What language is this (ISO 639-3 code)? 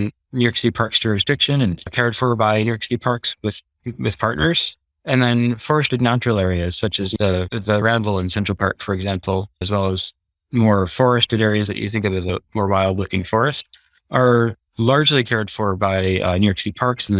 eng